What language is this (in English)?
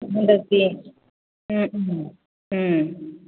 Manipuri